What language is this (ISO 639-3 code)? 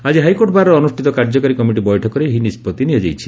ori